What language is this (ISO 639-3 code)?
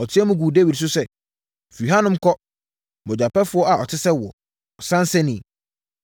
aka